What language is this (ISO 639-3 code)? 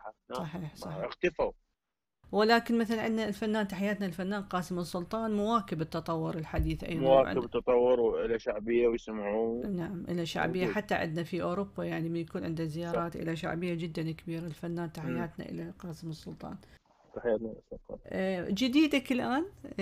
ara